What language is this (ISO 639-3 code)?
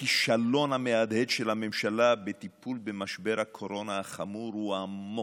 heb